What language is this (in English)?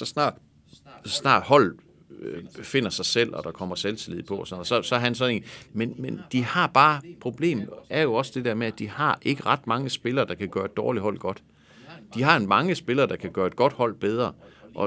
Danish